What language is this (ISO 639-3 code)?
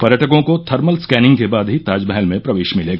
hin